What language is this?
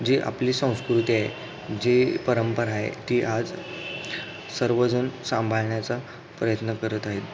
Marathi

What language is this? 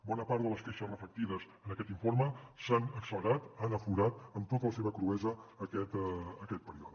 Catalan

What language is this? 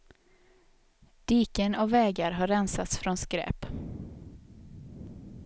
Swedish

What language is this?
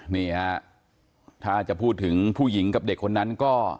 Thai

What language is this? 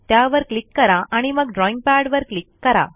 Marathi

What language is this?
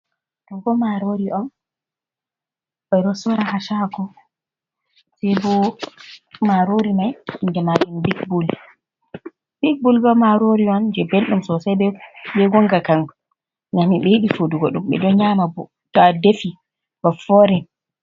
Fula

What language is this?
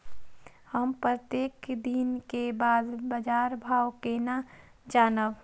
Maithili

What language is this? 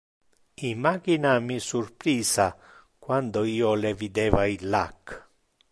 Interlingua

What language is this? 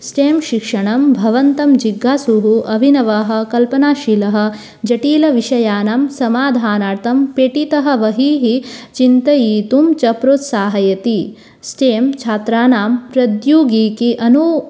Sanskrit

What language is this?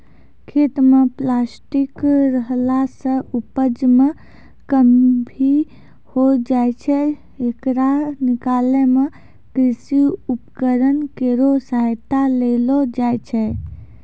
Maithili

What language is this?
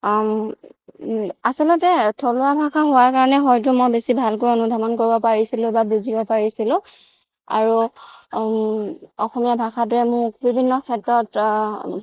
Assamese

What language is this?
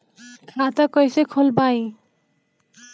Bhojpuri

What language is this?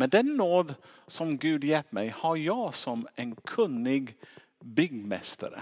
Swedish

